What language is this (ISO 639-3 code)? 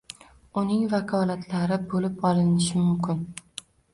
uzb